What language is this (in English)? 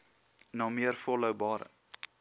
Afrikaans